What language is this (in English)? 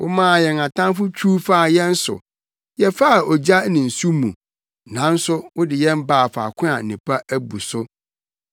Akan